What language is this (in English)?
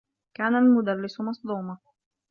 Arabic